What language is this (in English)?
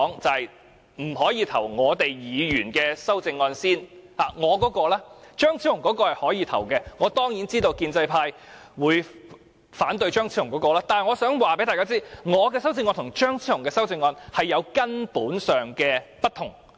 Cantonese